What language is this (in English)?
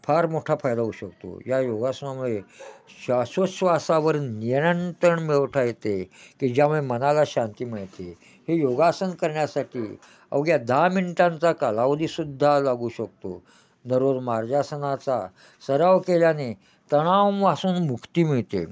Marathi